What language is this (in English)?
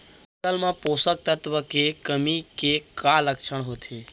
Chhattisgarhi